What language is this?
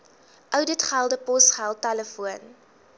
Afrikaans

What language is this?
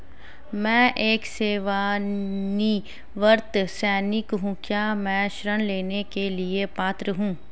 Hindi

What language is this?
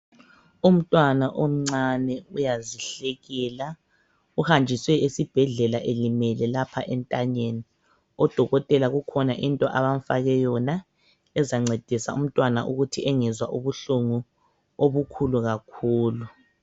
North Ndebele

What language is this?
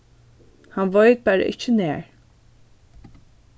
Faroese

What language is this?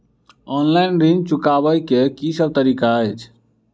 Maithili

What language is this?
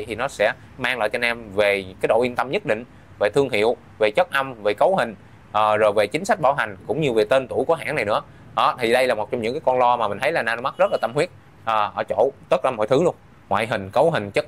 Vietnamese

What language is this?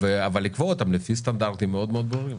Hebrew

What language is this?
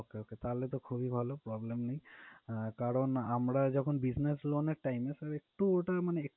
Bangla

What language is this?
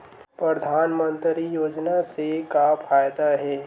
Chhattisgarhi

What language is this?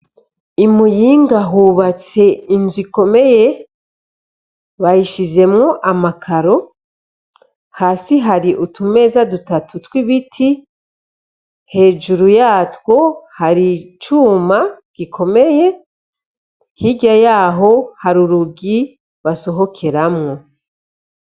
Rundi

